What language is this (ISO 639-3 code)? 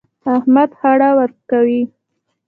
pus